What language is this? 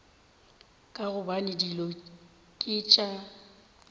Northern Sotho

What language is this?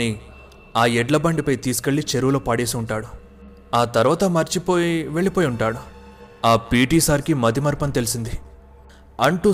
Telugu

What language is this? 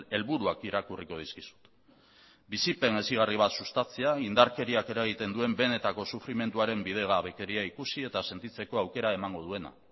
Basque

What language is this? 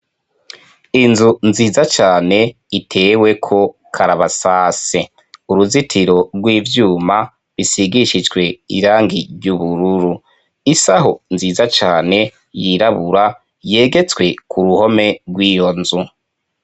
Rundi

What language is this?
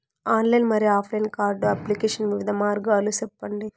Telugu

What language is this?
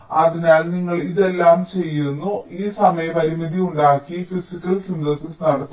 Malayalam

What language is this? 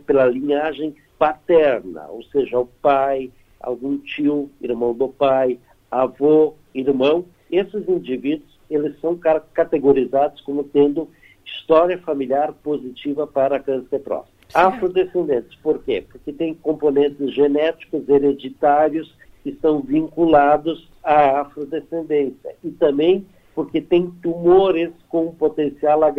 Portuguese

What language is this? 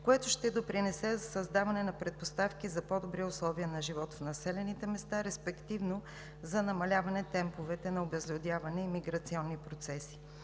Bulgarian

